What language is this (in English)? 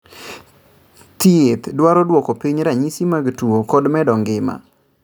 Luo (Kenya and Tanzania)